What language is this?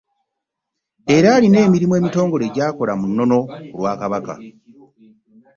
Ganda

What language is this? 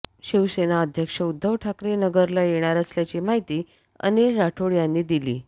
Marathi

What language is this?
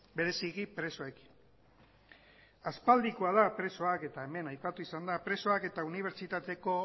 Basque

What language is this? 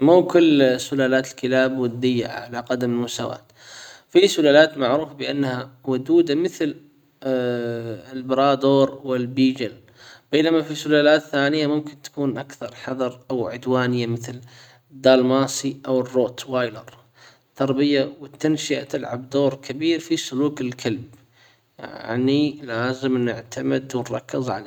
Hijazi Arabic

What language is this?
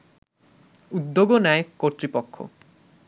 Bangla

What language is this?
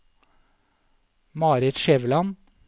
Norwegian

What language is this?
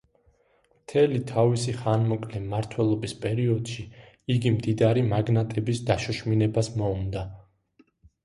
Georgian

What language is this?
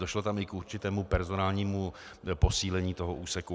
Czech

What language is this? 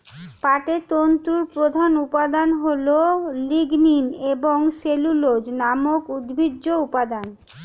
Bangla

